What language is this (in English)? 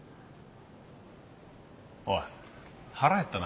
Japanese